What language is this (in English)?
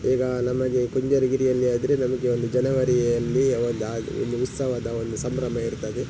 Kannada